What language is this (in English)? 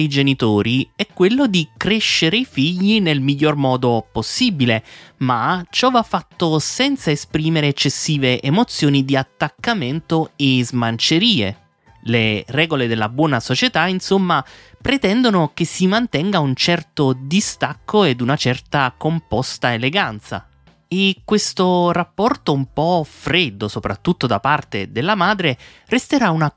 Italian